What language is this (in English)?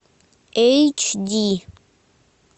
Russian